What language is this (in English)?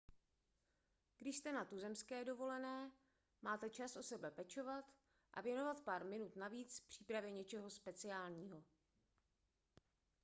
Czech